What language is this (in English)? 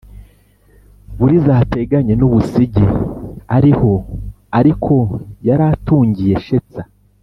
Kinyarwanda